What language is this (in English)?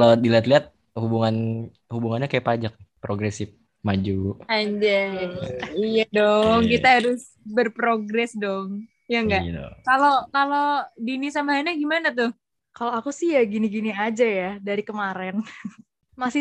Indonesian